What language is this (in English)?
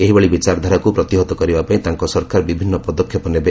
Odia